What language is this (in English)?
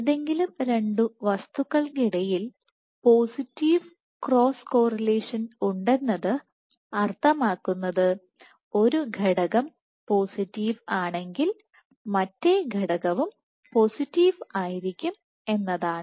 Malayalam